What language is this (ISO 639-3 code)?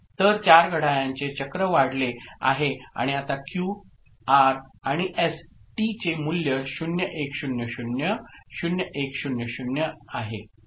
mar